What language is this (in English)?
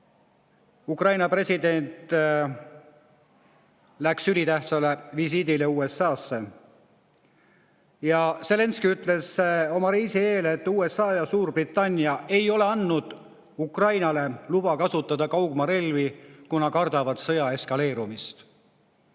Estonian